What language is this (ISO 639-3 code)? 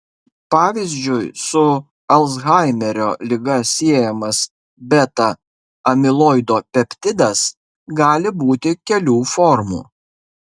lit